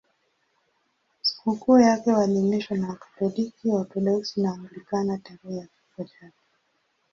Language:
Swahili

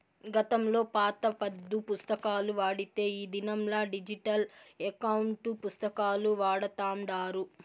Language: Telugu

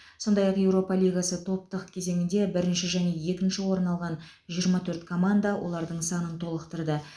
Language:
Kazakh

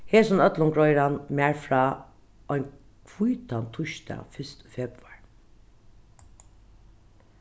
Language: Faroese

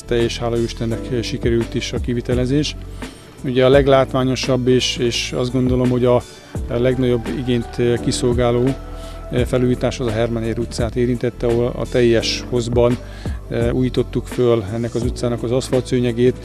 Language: Hungarian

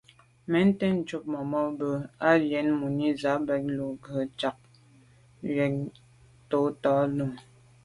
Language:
Medumba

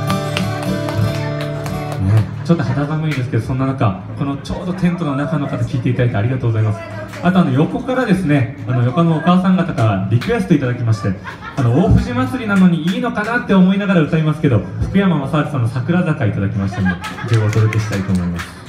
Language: Japanese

